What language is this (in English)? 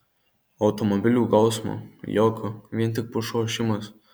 Lithuanian